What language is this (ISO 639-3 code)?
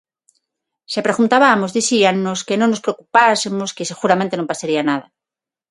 glg